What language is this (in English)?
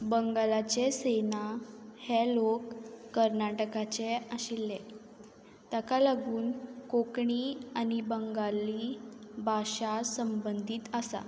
Konkani